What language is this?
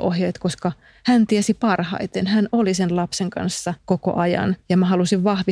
Finnish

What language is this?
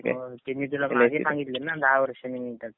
Marathi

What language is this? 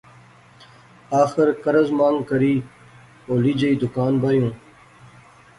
Pahari-Potwari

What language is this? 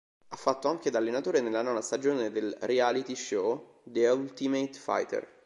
Italian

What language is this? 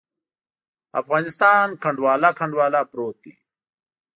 Pashto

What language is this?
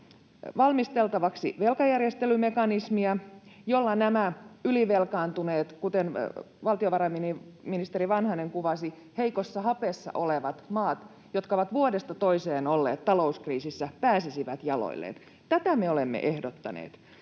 Finnish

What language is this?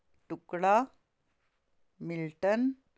Punjabi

